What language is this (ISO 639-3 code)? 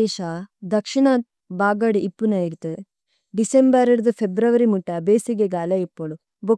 tcy